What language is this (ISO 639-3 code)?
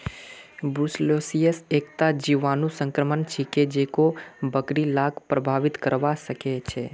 mag